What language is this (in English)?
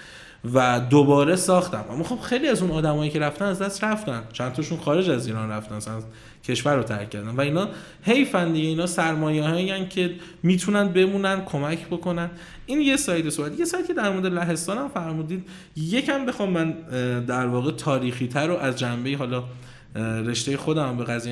Persian